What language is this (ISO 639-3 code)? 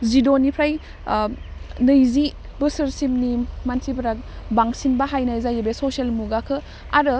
brx